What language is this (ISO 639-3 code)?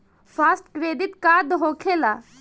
bho